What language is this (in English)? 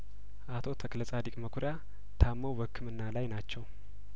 Amharic